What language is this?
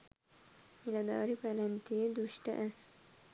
Sinhala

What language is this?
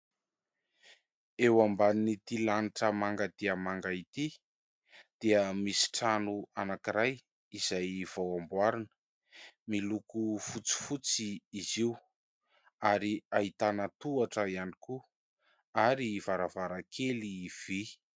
Malagasy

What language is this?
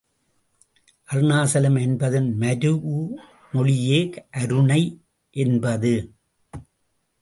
Tamil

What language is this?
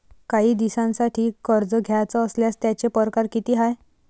Marathi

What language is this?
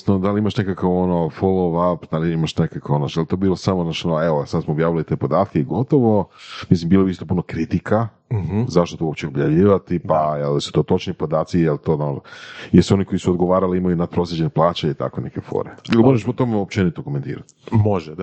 Croatian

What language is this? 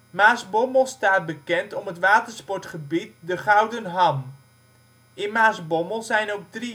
Dutch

